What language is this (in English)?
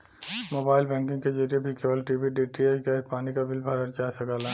Bhojpuri